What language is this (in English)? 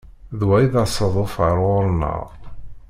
Kabyle